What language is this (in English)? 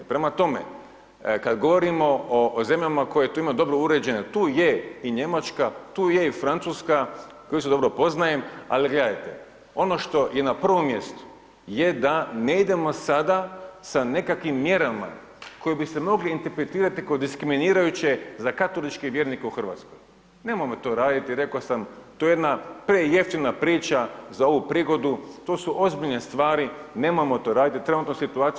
Croatian